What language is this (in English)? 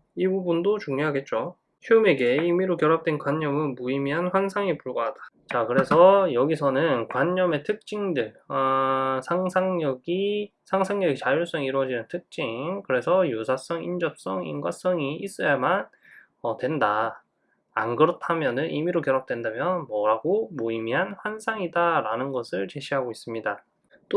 Korean